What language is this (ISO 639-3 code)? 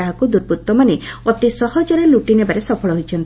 ori